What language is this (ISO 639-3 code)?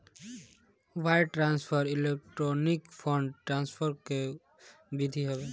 bho